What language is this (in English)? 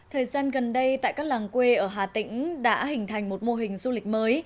Vietnamese